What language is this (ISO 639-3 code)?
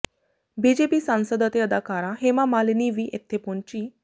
pan